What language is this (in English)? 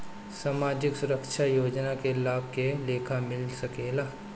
Bhojpuri